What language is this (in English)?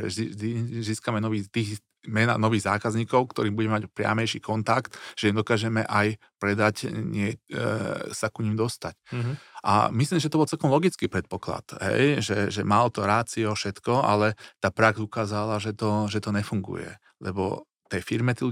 Slovak